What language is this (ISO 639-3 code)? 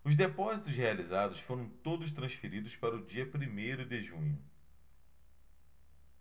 por